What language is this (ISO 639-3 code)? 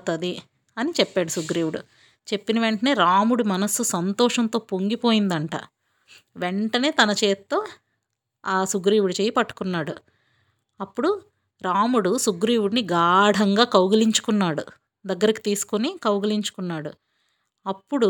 tel